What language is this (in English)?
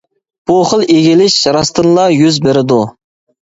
Uyghur